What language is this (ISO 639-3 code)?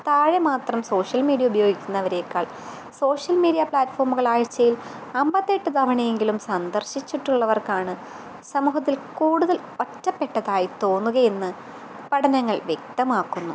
mal